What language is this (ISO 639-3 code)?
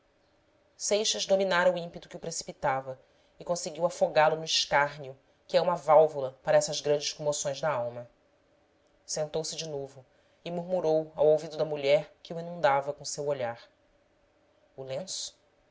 por